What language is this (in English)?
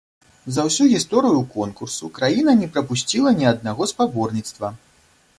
Belarusian